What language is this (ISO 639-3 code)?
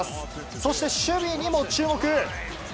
jpn